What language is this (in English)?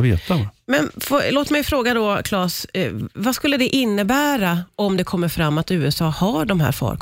Swedish